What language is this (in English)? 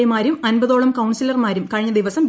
Malayalam